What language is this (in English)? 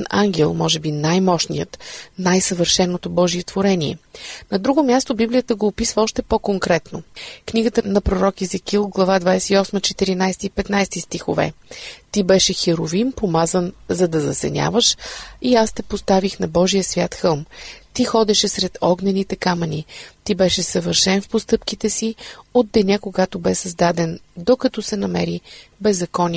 Bulgarian